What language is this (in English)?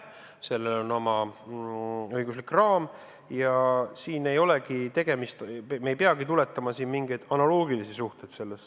Estonian